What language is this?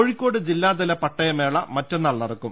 Malayalam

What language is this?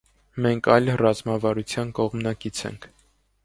Armenian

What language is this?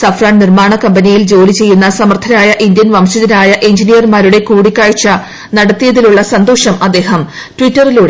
Malayalam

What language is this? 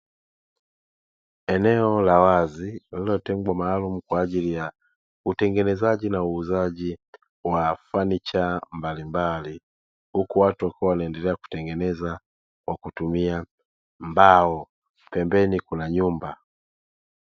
Swahili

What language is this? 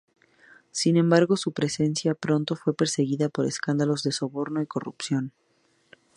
Spanish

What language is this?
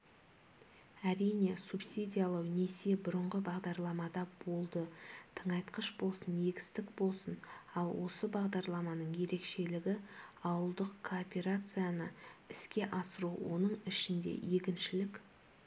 Kazakh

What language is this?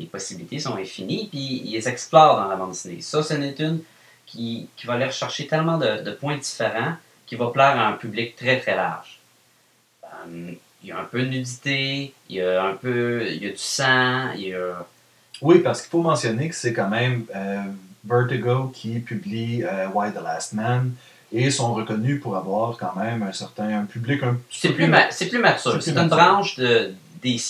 French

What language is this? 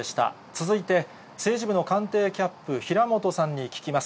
Japanese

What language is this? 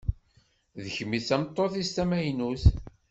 Kabyle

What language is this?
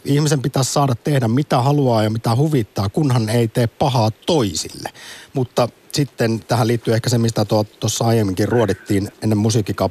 Finnish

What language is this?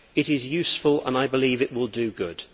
English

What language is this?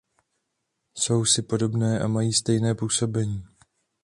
Czech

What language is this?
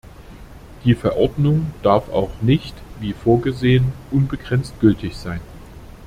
German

